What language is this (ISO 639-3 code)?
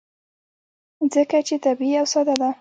pus